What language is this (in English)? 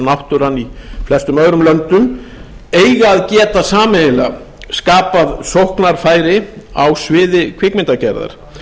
Icelandic